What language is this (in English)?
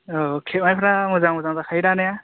Bodo